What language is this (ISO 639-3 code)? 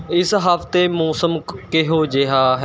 pan